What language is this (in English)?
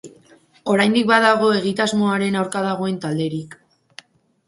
Basque